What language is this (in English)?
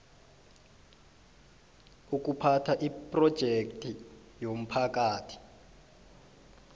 South Ndebele